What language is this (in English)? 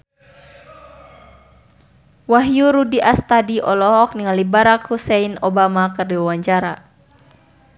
Sundanese